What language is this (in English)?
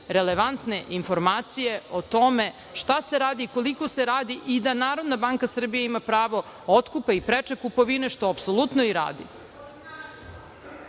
Serbian